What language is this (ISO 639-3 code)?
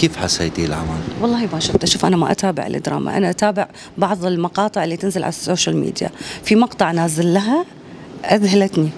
ara